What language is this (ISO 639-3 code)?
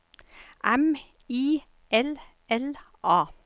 nor